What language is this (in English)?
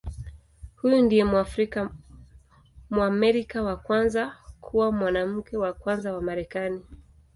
Swahili